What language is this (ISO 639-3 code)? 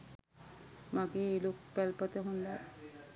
sin